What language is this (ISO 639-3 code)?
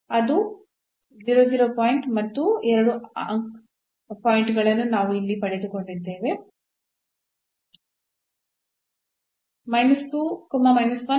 kan